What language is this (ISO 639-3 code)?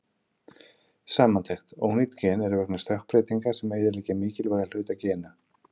isl